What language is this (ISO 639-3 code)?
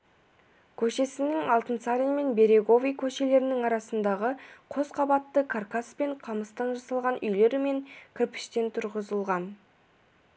kaz